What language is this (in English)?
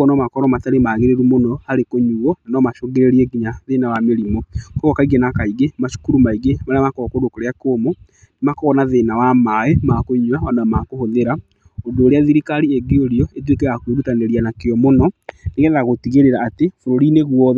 Kikuyu